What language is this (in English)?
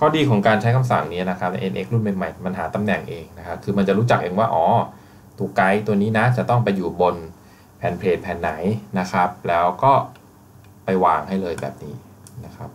Thai